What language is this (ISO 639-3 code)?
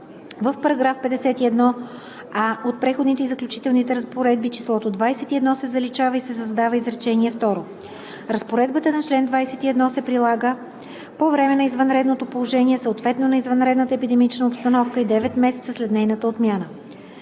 bul